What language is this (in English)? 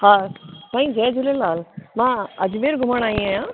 Sindhi